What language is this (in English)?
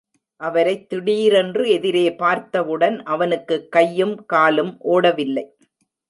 Tamil